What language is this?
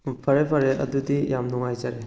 Manipuri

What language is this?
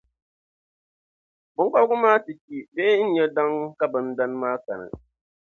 Dagbani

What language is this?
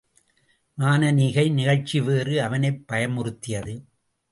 Tamil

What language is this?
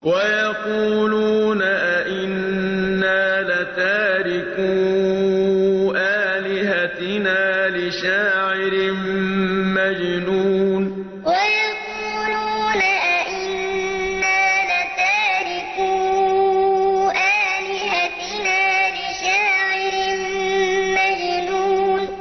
Arabic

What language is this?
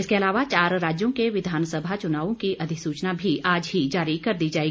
Hindi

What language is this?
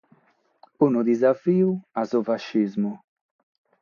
Sardinian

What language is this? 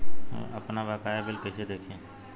Bhojpuri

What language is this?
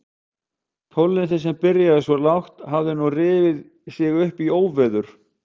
Icelandic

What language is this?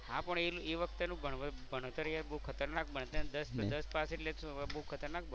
Gujarati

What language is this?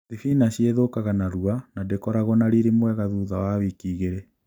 Kikuyu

